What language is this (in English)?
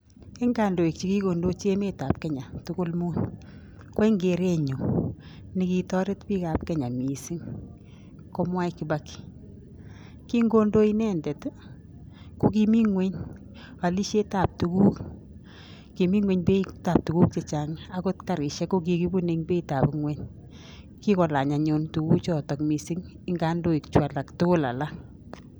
Kalenjin